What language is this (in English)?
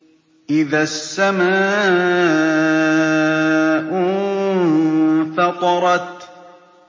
Arabic